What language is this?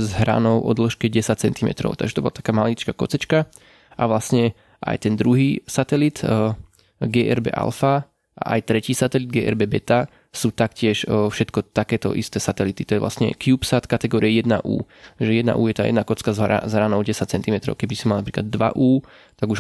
Slovak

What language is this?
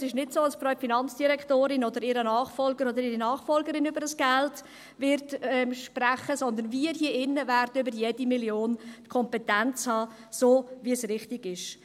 Swiss German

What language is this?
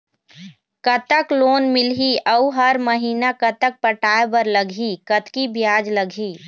Chhattisgarhi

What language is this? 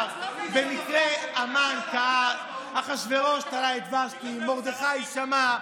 Hebrew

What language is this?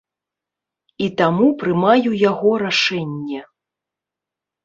Belarusian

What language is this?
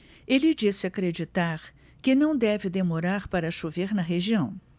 Portuguese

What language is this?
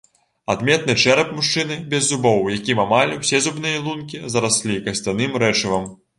Belarusian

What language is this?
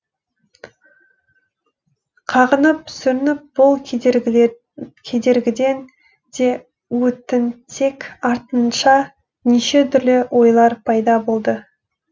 Kazakh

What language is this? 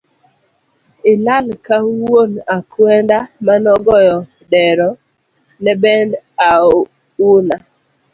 Luo (Kenya and Tanzania)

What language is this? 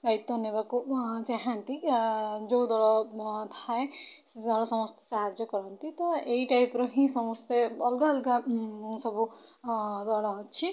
Odia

